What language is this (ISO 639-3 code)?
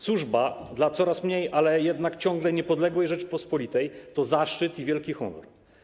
pol